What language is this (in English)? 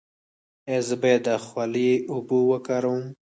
Pashto